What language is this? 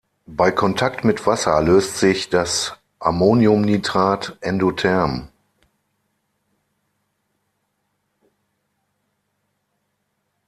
German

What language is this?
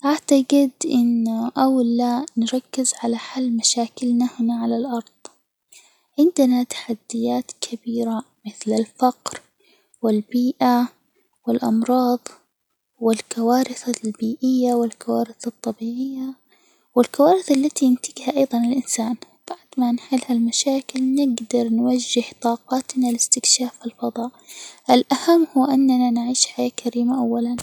Hijazi Arabic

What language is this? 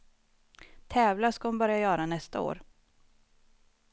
Swedish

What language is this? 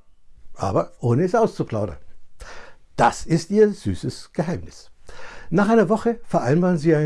German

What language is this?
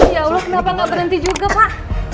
Indonesian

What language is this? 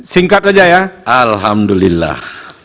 Indonesian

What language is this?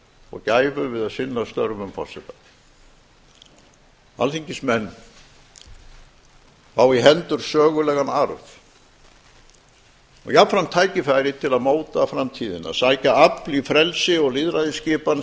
Icelandic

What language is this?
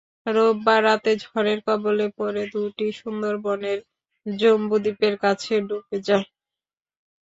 Bangla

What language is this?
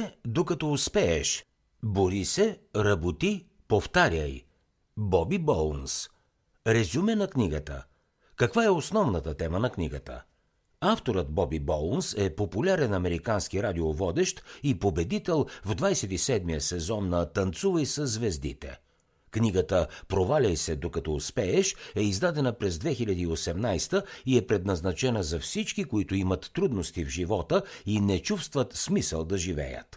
Bulgarian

